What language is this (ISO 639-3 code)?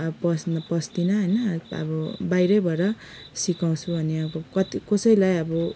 nep